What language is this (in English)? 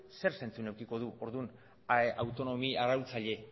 Basque